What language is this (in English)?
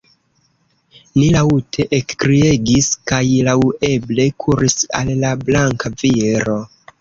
Esperanto